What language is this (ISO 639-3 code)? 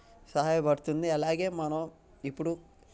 tel